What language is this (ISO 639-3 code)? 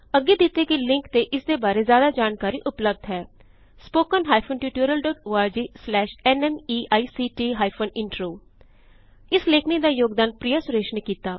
pan